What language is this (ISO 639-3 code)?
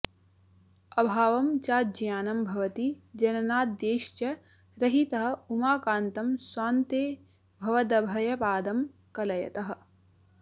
san